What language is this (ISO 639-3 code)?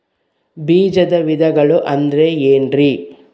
kan